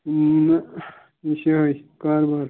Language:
Kashmiri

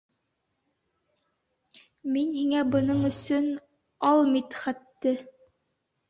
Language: Bashkir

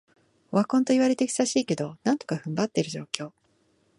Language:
Japanese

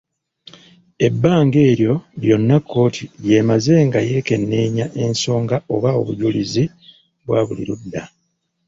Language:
Ganda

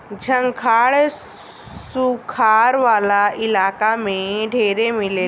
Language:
Bhojpuri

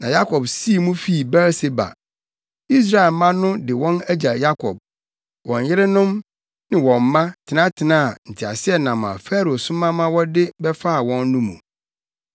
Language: Akan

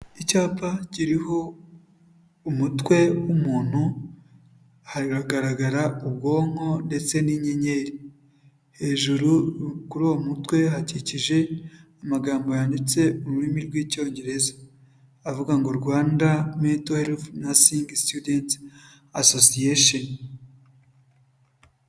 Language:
Kinyarwanda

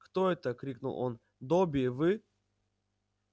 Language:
Russian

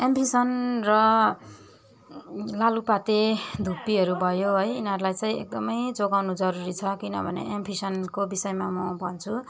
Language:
Nepali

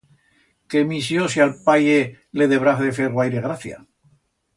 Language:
Aragonese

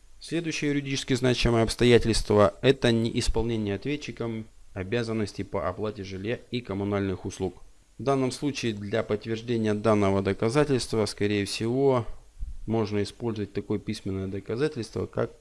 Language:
Russian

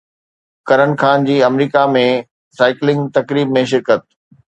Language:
Sindhi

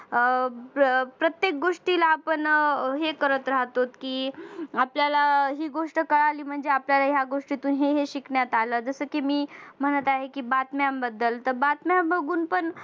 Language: Marathi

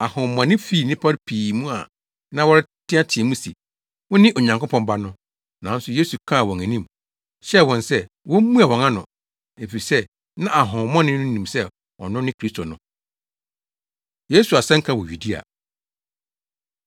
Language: Akan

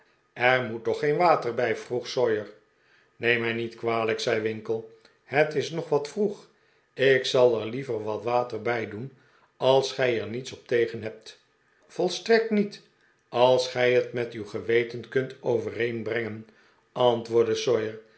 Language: Dutch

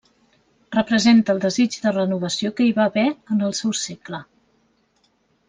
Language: Catalan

